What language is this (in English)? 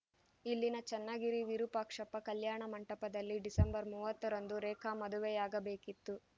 Kannada